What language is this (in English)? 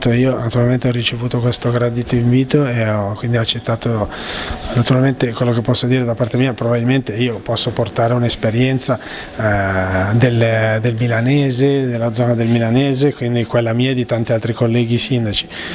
Italian